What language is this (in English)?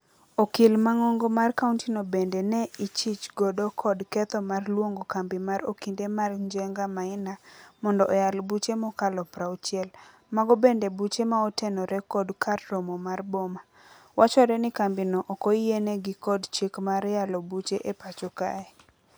Luo (Kenya and Tanzania)